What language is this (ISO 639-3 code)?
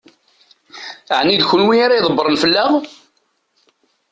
kab